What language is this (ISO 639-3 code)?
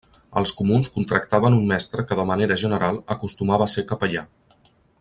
cat